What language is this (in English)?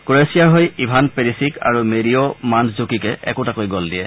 Assamese